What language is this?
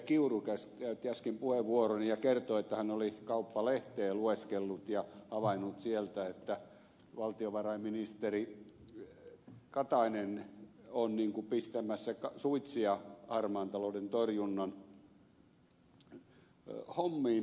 Finnish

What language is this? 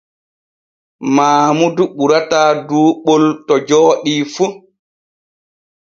Borgu Fulfulde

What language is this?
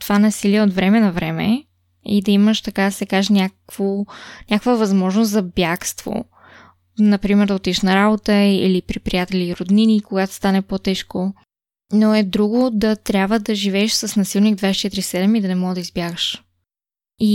Bulgarian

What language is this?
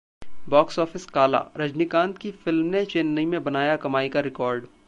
Hindi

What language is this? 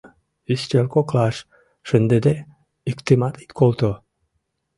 Mari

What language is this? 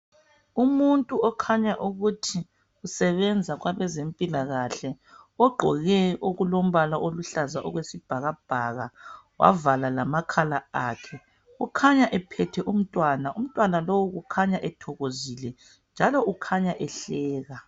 North Ndebele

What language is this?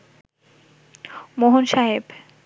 Bangla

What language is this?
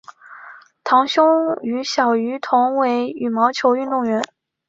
Chinese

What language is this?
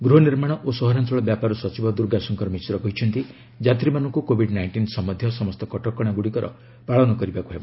Odia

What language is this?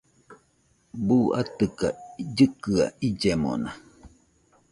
Nüpode Huitoto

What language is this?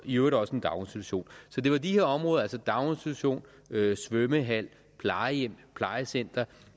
Danish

